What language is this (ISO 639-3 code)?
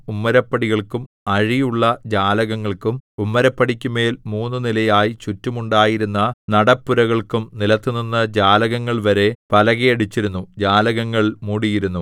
mal